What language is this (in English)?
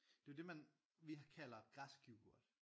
Danish